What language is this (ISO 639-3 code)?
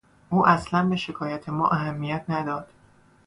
fas